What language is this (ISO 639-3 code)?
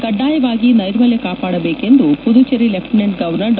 kan